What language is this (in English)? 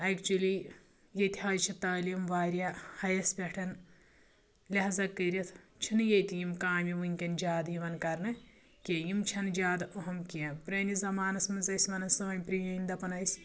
Kashmiri